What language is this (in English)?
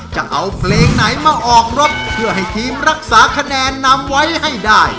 Thai